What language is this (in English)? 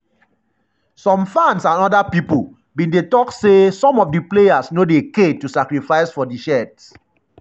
Nigerian Pidgin